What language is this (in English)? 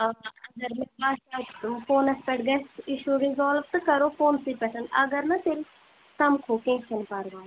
Kashmiri